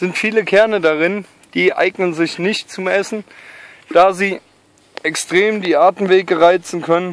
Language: German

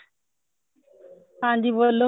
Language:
Punjabi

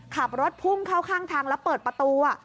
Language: Thai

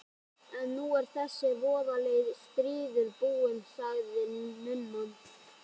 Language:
Icelandic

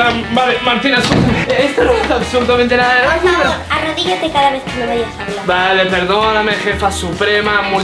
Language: Spanish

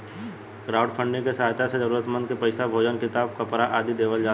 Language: Bhojpuri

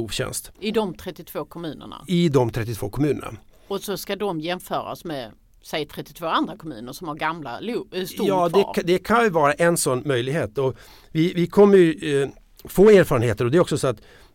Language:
Swedish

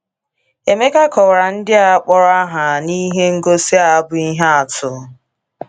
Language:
Igbo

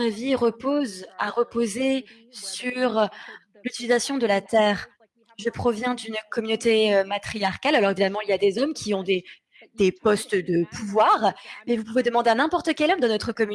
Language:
French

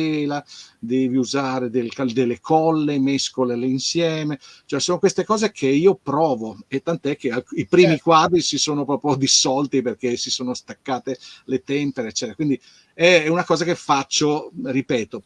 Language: Italian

